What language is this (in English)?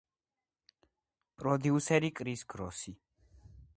Georgian